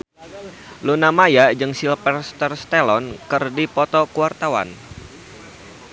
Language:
Sundanese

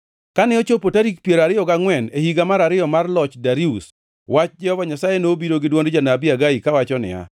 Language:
Luo (Kenya and Tanzania)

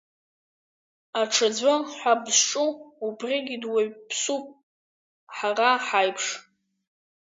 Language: Abkhazian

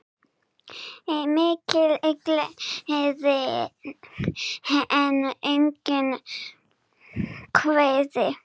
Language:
Icelandic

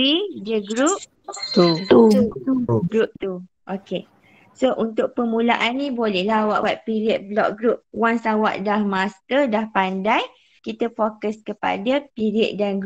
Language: Malay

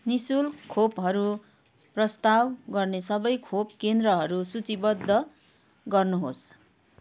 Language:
Nepali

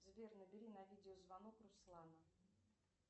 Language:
Russian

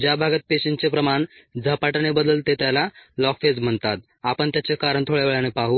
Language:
Marathi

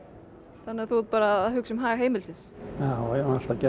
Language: Icelandic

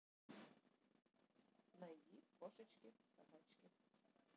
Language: Russian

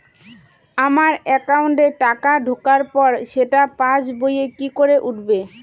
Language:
Bangla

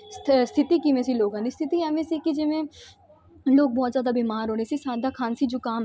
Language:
Punjabi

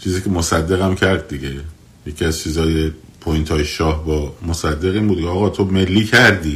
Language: Persian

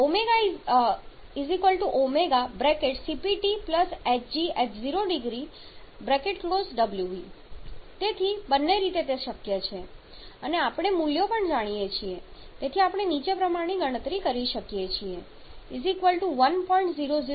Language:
Gujarati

